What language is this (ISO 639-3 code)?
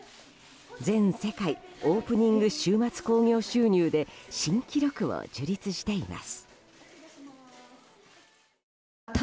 jpn